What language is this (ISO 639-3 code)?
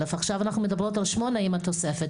heb